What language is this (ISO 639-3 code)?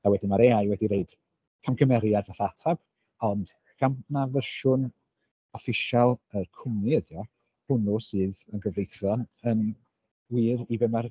cym